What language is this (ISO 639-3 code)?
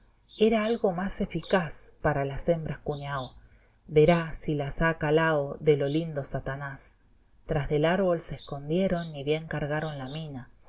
spa